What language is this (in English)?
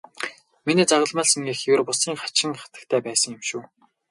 Mongolian